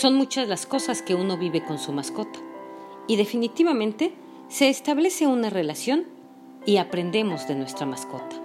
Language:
Spanish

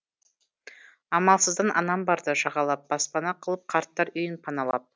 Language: Kazakh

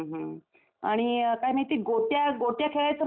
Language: Marathi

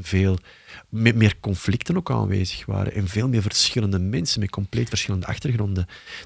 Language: Dutch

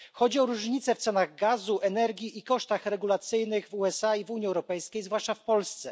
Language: Polish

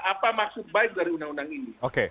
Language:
Indonesian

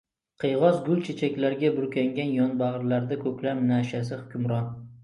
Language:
Uzbek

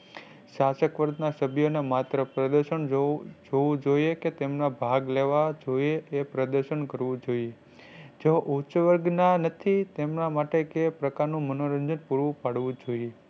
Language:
Gujarati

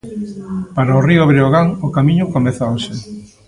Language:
Galician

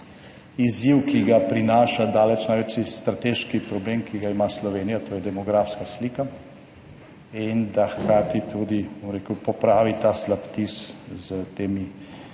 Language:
Slovenian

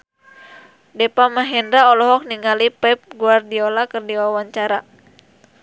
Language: Sundanese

